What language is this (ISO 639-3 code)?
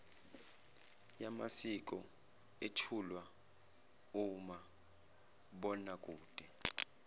zul